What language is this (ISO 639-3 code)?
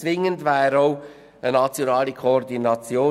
gsw